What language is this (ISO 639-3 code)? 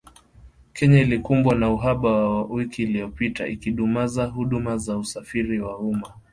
swa